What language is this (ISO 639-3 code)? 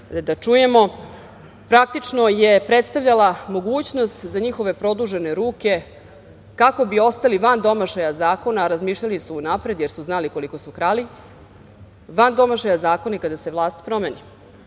srp